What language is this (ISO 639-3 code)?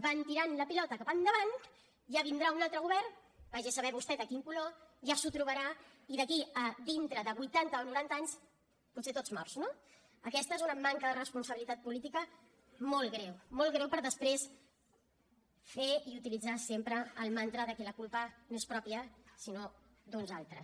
cat